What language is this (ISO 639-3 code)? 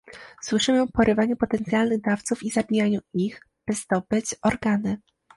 pol